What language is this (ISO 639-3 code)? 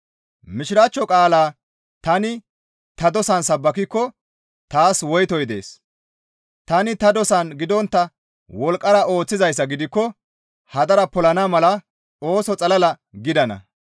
gmv